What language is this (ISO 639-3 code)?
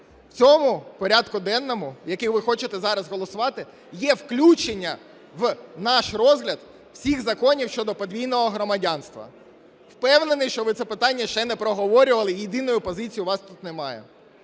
ukr